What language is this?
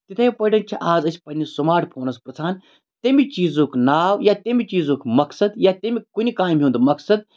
Kashmiri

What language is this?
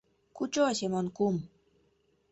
Mari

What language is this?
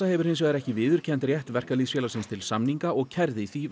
Icelandic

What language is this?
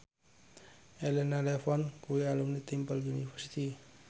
Javanese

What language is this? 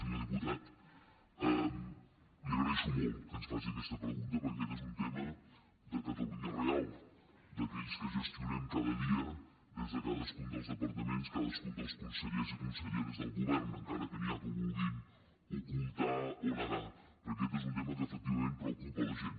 Catalan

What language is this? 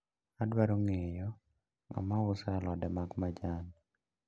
Luo (Kenya and Tanzania)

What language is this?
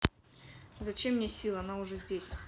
Russian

